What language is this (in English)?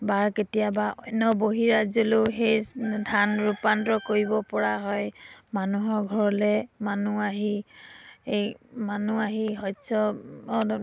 Assamese